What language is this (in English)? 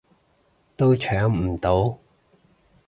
Cantonese